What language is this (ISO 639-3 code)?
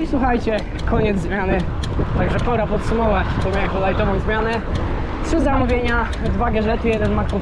pol